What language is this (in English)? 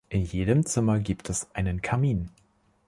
German